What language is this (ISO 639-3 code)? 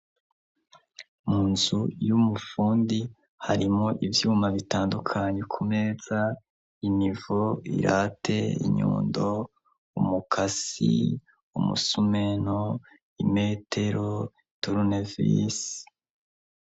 run